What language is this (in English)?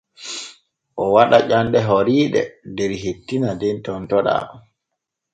Borgu Fulfulde